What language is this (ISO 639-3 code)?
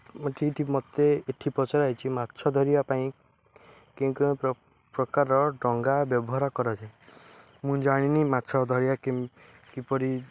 ori